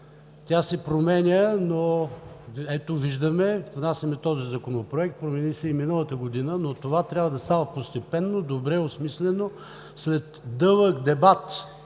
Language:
Bulgarian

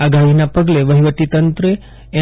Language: Gujarati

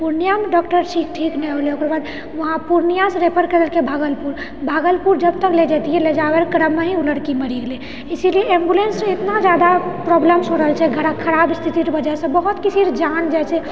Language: Maithili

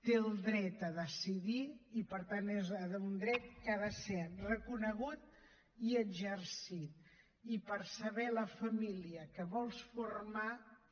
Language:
Catalan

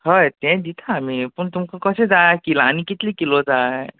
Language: Konkani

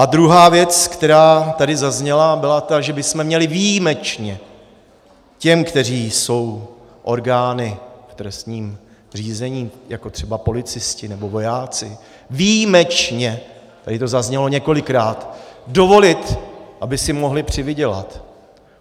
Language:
Czech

